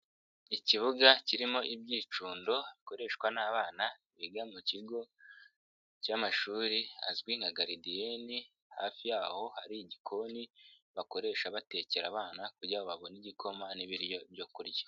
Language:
Kinyarwanda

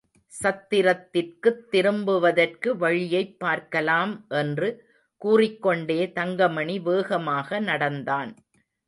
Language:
Tamil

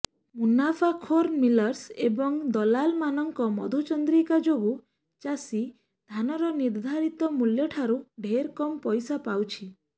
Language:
Odia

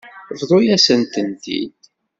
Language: Kabyle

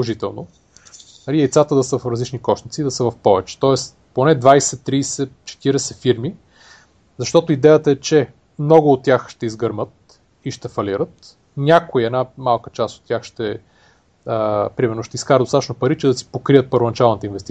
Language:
Bulgarian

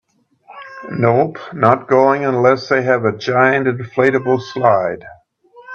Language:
English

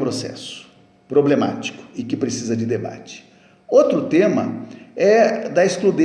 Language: Portuguese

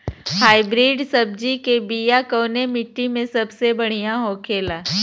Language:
Bhojpuri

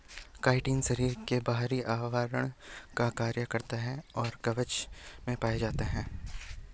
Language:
Hindi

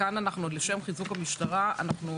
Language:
Hebrew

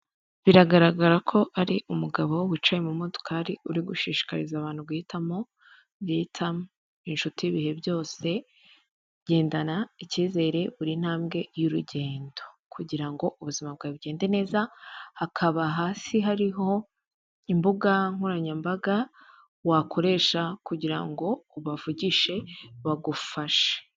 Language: Kinyarwanda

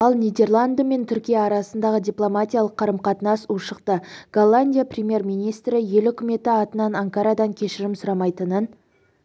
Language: Kazakh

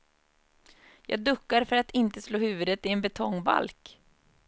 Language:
Swedish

